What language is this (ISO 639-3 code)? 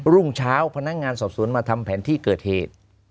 tha